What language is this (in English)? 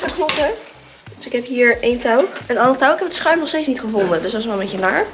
Dutch